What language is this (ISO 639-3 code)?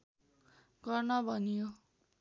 nep